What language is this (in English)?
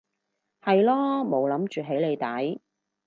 Cantonese